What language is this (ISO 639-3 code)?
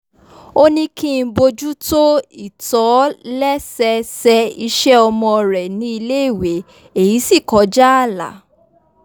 yor